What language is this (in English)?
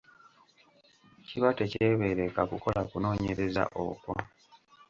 Ganda